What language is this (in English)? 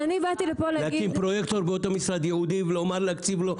Hebrew